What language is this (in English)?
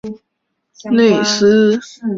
Chinese